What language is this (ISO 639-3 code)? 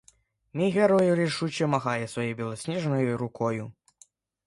ukr